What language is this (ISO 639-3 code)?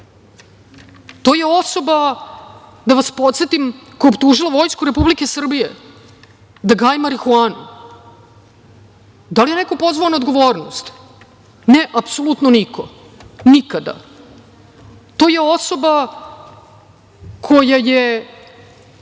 srp